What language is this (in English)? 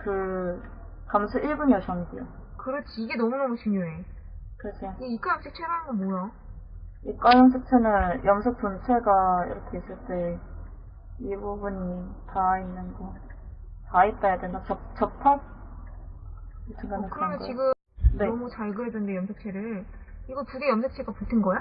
Korean